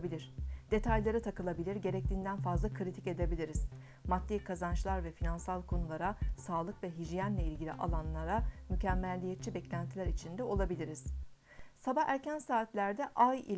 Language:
Turkish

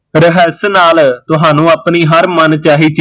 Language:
Punjabi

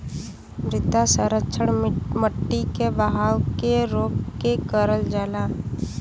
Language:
Bhojpuri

